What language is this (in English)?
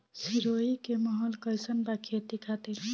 Bhojpuri